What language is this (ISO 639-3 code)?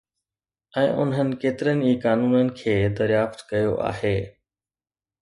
snd